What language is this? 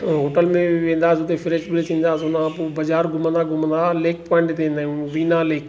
Sindhi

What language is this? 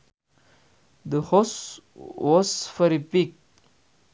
Sundanese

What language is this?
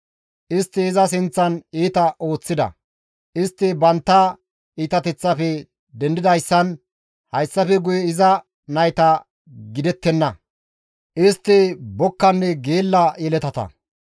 Gamo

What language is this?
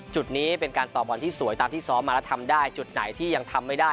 Thai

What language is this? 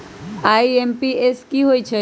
Magahi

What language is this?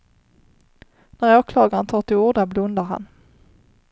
Swedish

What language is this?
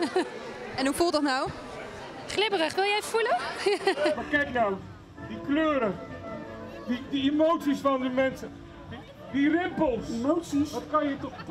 Dutch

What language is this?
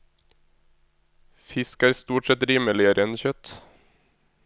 Norwegian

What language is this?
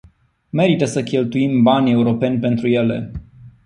Romanian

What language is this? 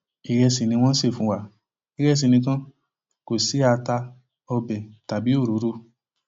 Yoruba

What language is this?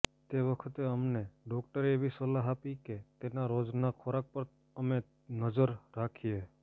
Gujarati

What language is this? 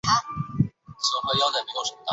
Chinese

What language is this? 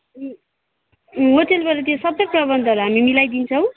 Nepali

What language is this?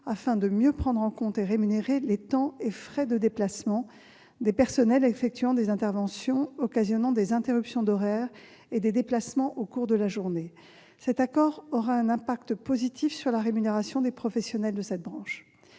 French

